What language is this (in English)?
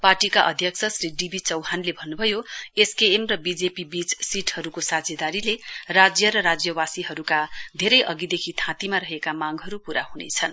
Nepali